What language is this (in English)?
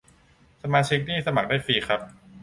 Thai